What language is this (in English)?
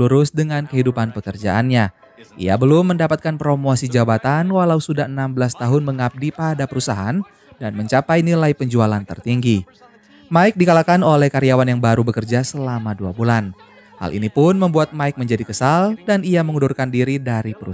Indonesian